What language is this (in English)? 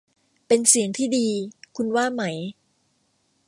Thai